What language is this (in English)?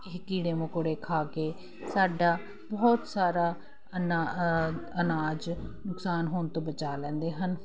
Punjabi